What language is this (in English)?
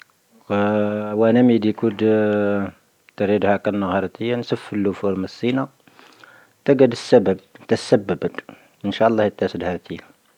Tahaggart Tamahaq